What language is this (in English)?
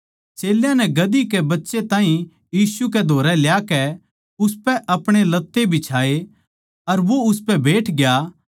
Haryanvi